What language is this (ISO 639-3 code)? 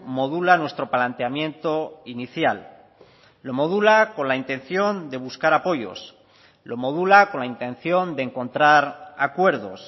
spa